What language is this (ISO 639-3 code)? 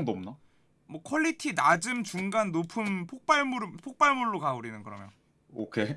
kor